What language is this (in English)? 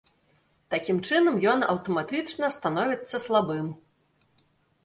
Belarusian